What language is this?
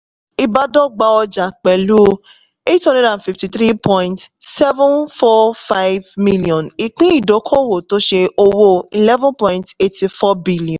Yoruba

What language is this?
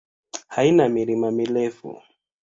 Swahili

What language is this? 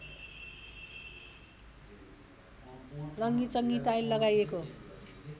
Nepali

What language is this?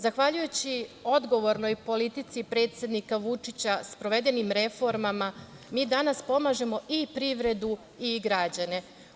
Serbian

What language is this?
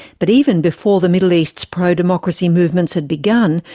English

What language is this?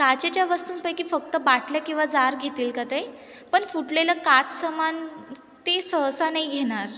Marathi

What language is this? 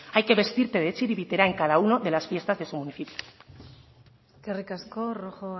Spanish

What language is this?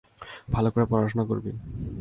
Bangla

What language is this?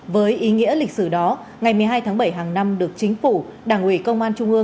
Vietnamese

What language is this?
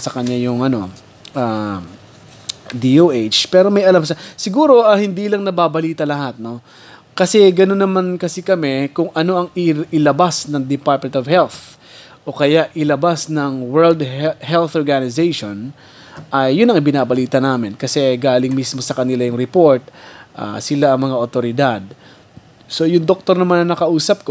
Filipino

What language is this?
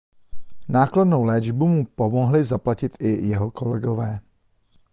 Czech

